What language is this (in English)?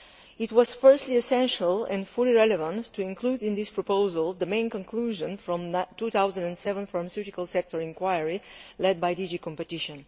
English